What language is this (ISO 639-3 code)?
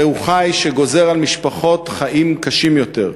heb